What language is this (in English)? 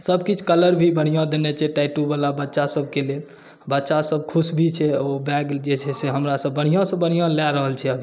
Maithili